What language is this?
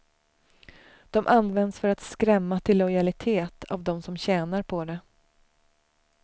Swedish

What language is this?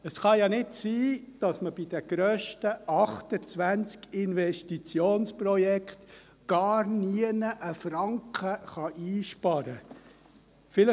Swiss German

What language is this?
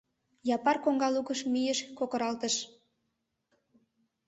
Mari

